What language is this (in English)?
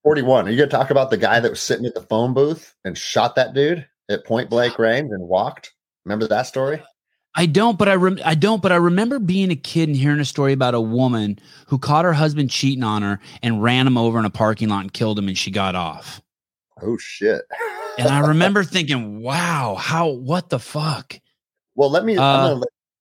English